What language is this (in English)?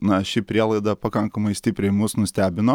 Lithuanian